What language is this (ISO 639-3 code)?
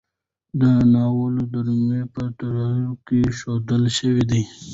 pus